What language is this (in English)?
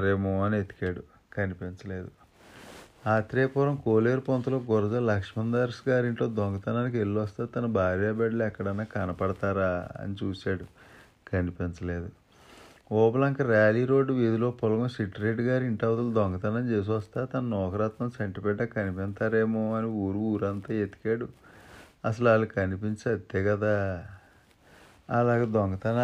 Telugu